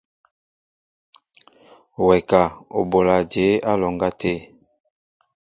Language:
Mbo (Cameroon)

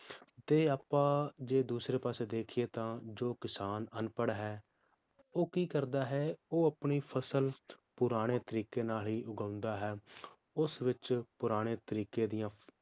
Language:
Punjabi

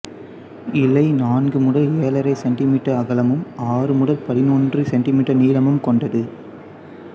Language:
Tamil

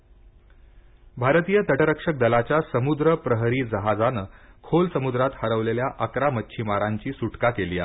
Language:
Marathi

